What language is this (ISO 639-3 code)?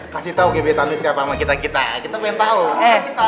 ind